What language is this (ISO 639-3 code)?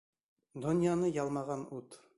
bak